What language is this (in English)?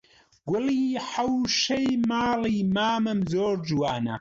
Central Kurdish